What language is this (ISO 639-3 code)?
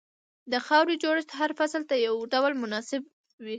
pus